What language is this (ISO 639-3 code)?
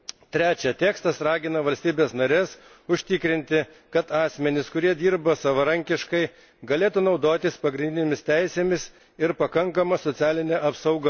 lit